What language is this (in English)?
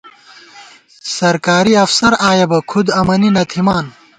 Gawar-Bati